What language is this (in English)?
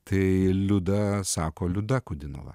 Lithuanian